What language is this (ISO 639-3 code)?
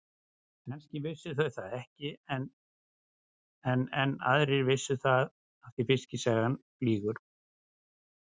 isl